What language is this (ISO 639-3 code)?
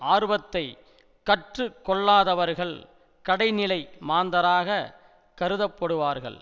tam